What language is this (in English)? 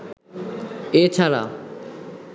Bangla